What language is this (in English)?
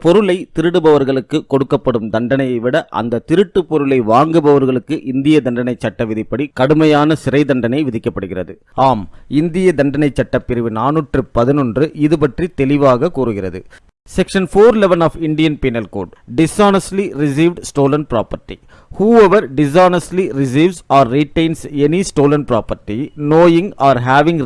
Tamil